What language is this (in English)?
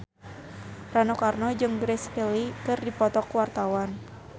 Sundanese